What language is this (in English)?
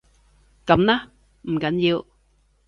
Cantonese